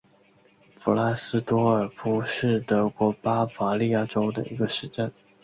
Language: Chinese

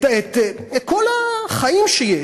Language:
Hebrew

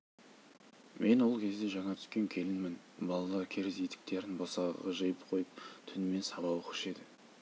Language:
Kazakh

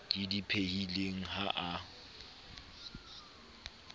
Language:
Southern Sotho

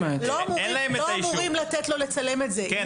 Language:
Hebrew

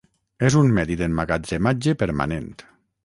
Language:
Catalan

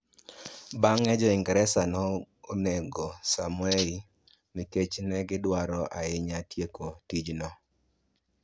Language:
Luo (Kenya and Tanzania)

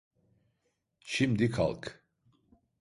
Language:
Turkish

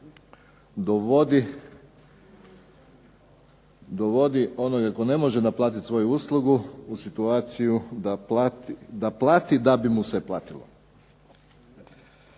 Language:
Croatian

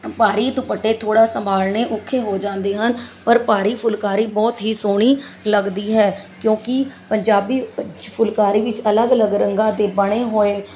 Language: Punjabi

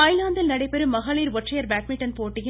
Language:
Tamil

